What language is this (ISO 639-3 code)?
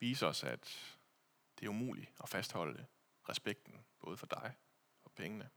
dan